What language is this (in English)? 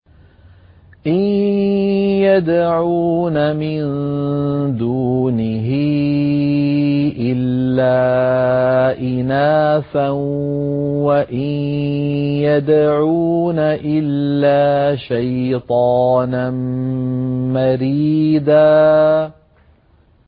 Arabic